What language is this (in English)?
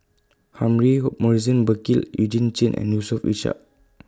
English